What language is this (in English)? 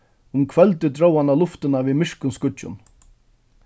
Faroese